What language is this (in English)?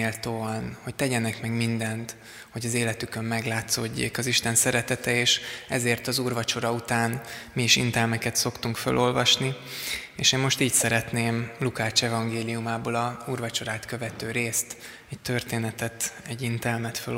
Hungarian